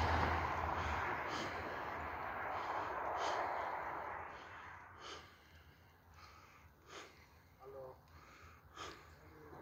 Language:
Turkish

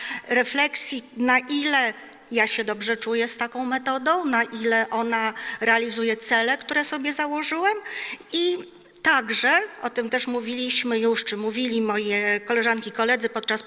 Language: Polish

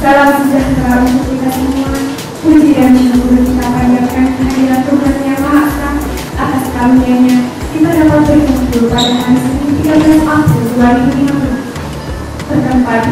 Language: Indonesian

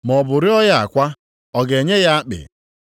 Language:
Igbo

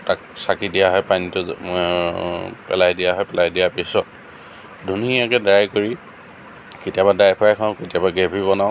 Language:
Assamese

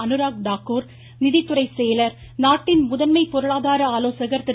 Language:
Tamil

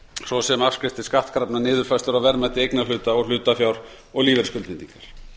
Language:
Icelandic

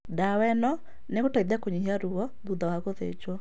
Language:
Kikuyu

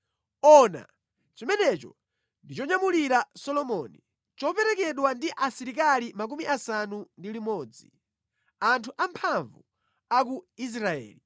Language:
Nyanja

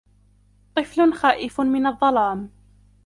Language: Arabic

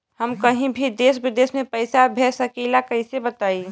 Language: Bhojpuri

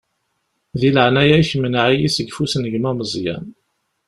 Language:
Kabyle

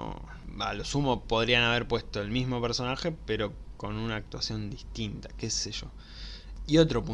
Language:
Spanish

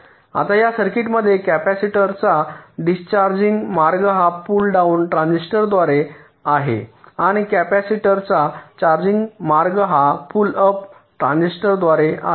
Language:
Marathi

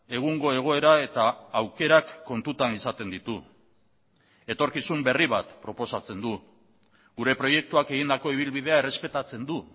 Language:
Basque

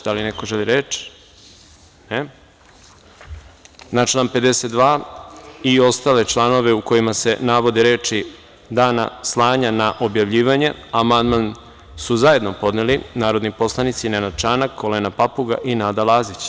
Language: Serbian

